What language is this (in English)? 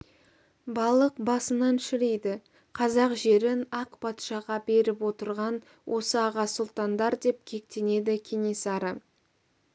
Kazakh